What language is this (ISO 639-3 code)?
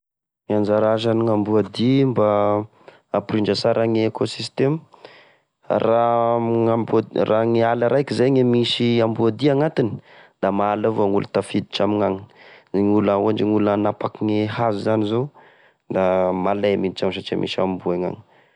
tkg